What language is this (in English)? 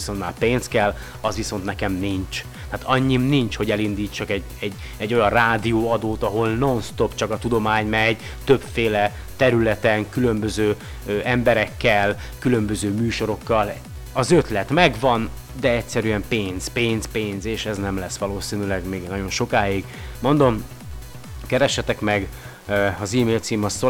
Hungarian